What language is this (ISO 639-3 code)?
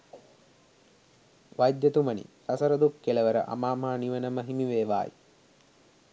sin